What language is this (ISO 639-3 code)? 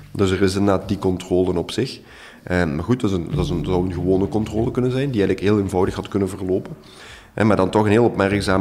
nld